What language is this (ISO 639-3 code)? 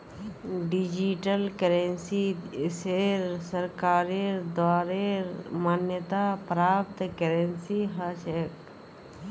mag